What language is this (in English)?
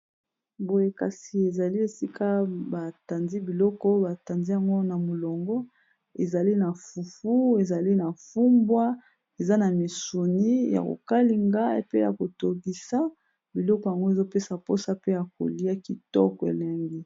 Lingala